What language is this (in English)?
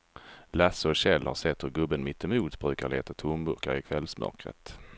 Swedish